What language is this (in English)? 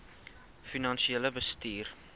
Afrikaans